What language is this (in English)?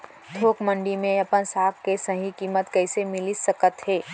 Chhattisgarhi